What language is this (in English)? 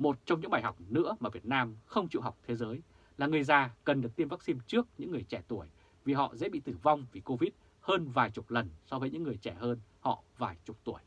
Vietnamese